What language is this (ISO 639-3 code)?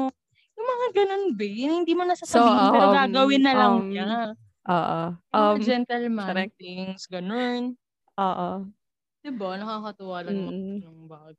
fil